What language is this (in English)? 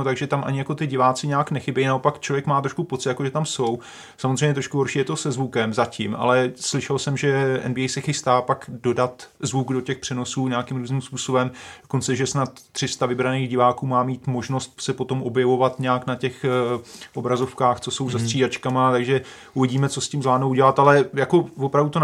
Czech